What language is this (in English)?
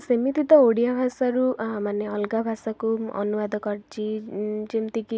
Odia